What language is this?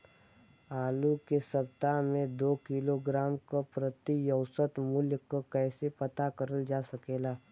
Bhojpuri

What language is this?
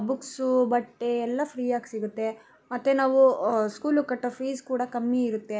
Kannada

